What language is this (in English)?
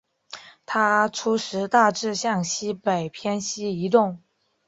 Chinese